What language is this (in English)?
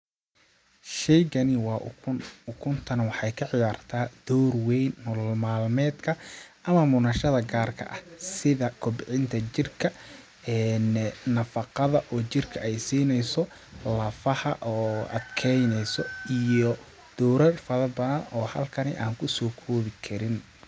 Somali